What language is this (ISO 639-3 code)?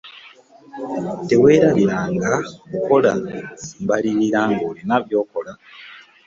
lug